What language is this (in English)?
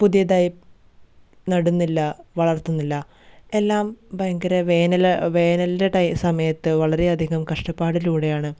Malayalam